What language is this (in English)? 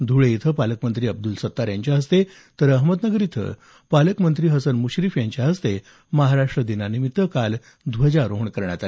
Marathi